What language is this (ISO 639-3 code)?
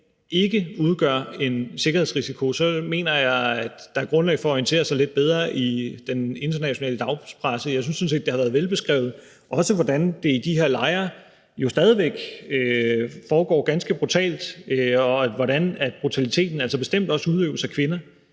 dan